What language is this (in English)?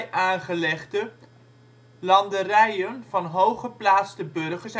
Dutch